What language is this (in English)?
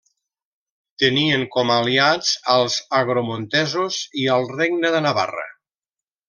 Catalan